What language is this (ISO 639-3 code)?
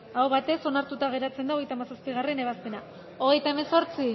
eus